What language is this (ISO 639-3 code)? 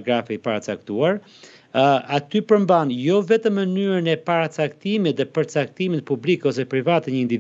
ron